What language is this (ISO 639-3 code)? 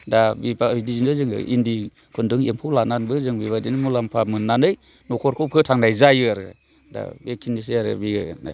brx